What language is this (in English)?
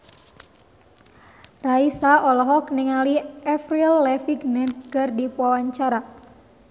Sundanese